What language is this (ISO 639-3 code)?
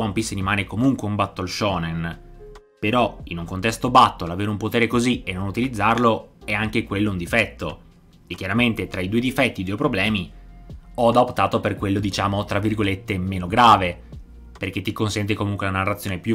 ita